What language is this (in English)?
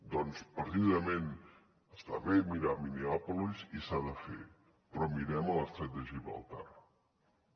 Catalan